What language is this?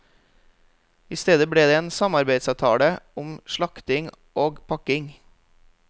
Norwegian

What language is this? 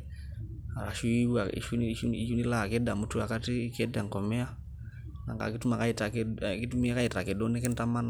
Masai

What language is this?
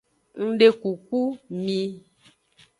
Aja (Benin)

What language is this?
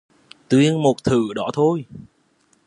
Vietnamese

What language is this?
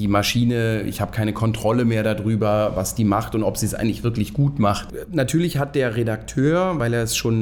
German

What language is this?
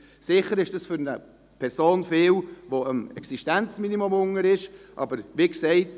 Swiss German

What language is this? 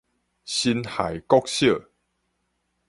Min Nan Chinese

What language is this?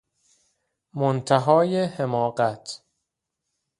Persian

